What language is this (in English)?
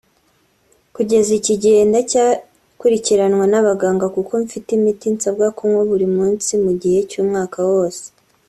Kinyarwanda